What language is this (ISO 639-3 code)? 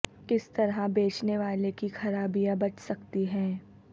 urd